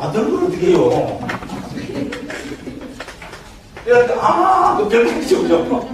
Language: Korean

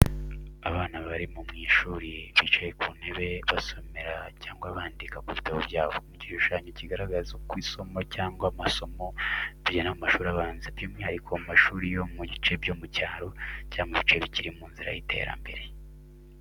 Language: Kinyarwanda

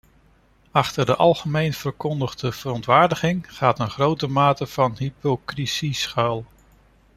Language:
Dutch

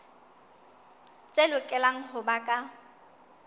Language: Southern Sotho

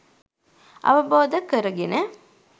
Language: Sinhala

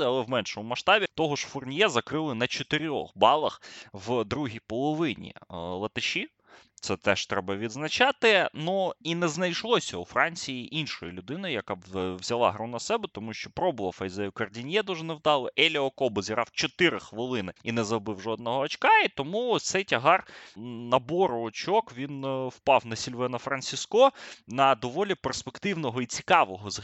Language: Ukrainian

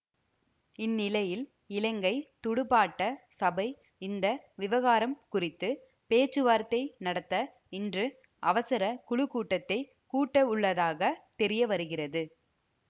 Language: Tamil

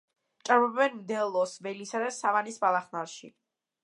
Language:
Georgian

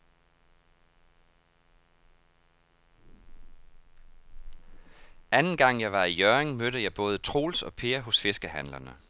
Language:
Danish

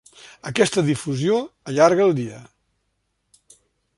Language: Catalan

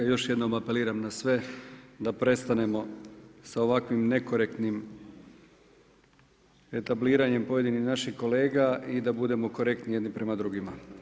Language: Croatian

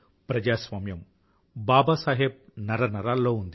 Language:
Telugu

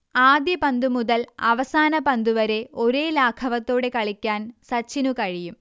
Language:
Malayalam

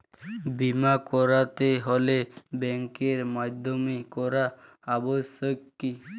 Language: Bangla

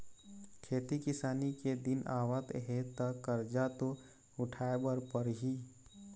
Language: Chhattisgarhi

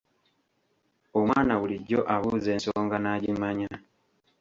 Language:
Ganda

